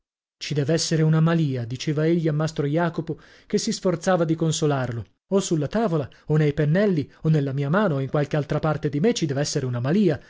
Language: Italian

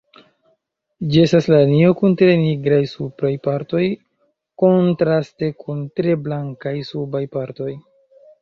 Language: Esperanto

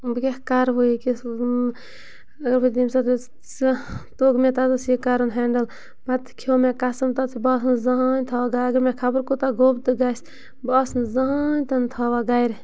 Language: Kashmiri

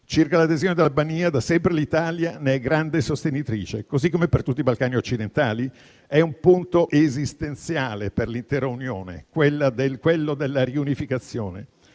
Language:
Italian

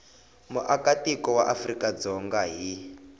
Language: Tsonga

